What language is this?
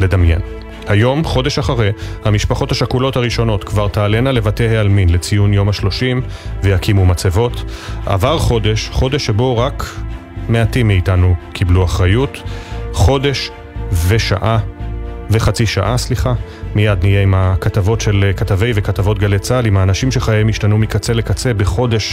Hebrew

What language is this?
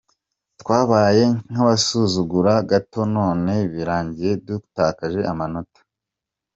Kinyarwanda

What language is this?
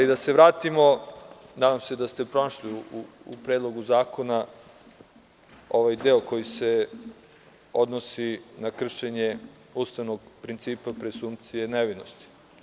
Serbian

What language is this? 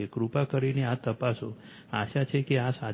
Gujarati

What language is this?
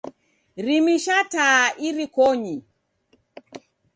Taita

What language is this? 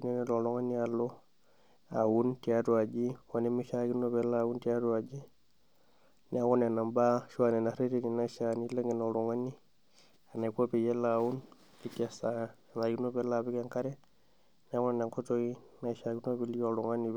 Masai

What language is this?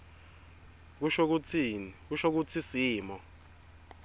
Swati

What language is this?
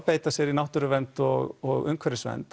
Icelandic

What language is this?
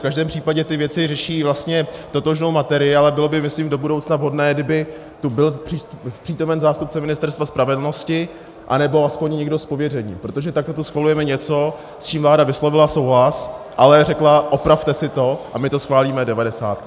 Czech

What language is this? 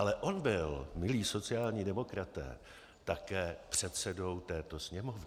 Czech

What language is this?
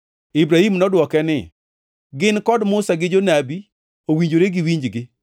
Luo (Kenya and Tanzania)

